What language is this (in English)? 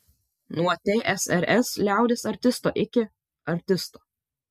Lithuanian